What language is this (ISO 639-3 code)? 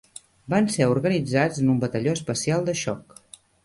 cat